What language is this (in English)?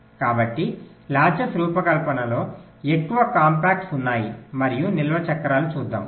Telugu